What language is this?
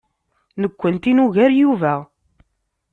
Kabyle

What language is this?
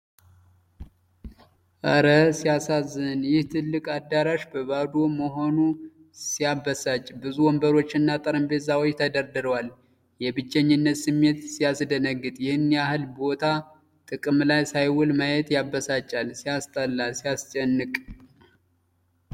Amharic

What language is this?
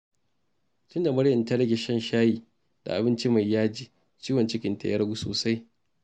Hausa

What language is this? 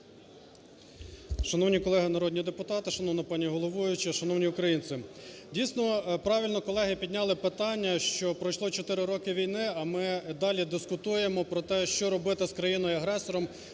Ukrainian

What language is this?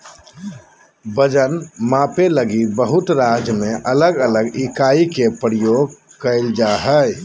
Magahi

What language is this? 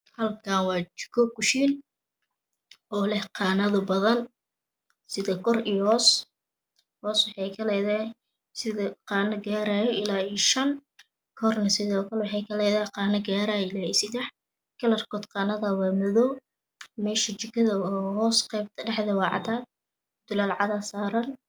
Somali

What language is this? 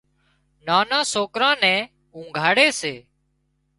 Wadiyara Koli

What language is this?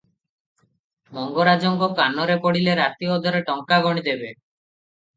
Odia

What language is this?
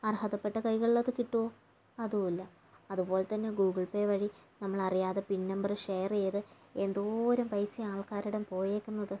Malayalam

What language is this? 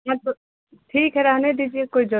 Hindi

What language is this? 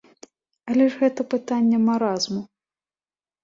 Belarusian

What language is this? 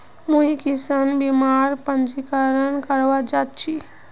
Magahi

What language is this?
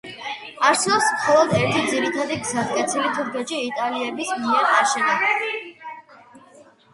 Georgian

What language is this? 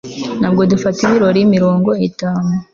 Kinyarwanda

